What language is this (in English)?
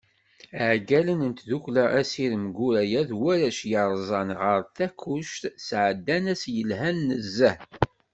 Kabyle